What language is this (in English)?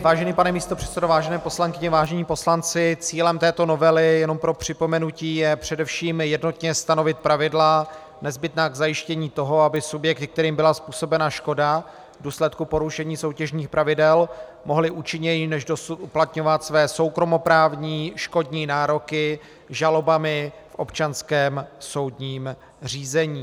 Czech